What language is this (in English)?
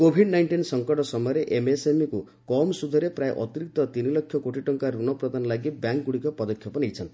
Odia